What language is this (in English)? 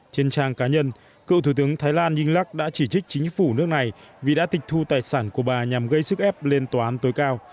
Vietnamese